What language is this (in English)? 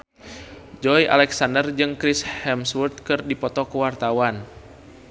Sundanese